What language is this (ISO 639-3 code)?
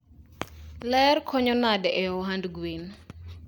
luo